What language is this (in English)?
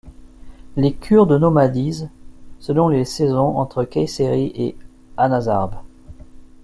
French